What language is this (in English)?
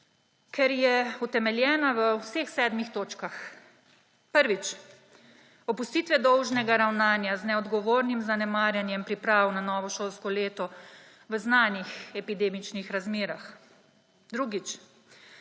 Slovenian